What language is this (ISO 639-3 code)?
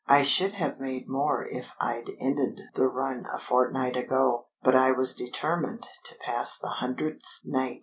eng